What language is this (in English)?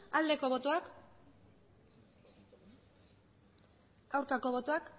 Basque